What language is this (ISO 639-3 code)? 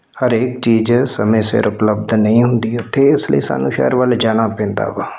pan